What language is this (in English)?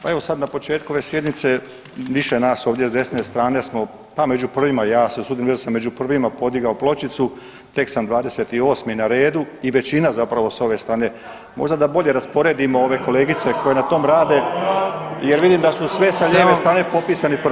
Croatian